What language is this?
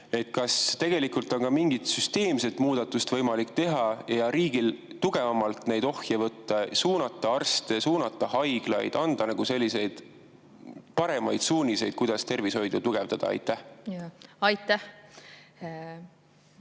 Estonian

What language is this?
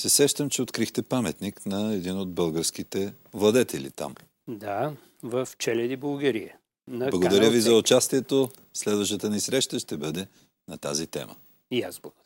Bulgarian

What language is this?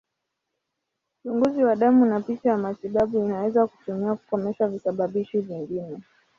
Swahili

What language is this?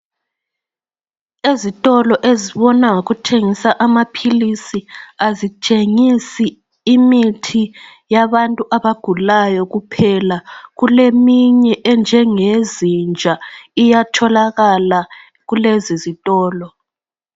North Ndebele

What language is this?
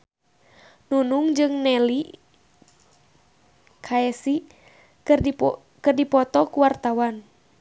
Sundanese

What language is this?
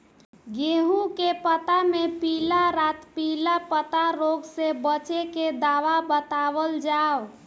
Bhojpuri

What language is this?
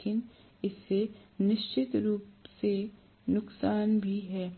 Hindi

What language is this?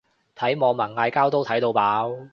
Cantonese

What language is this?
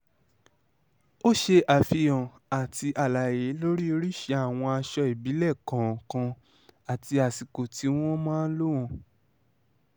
Yoruba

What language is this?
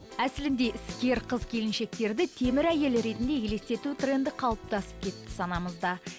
Kazakh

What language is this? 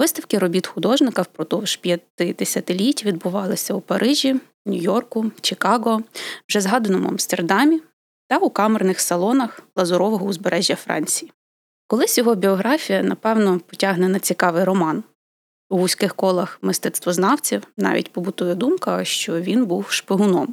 Ukrainian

